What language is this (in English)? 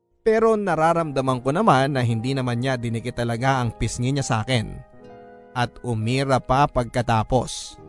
Filipino